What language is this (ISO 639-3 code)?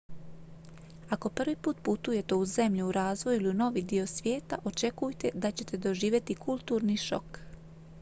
hrv